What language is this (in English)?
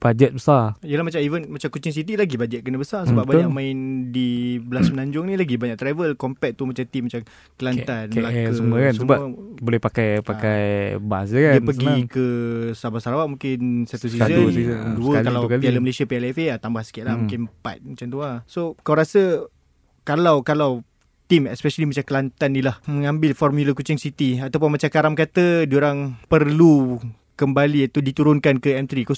Malay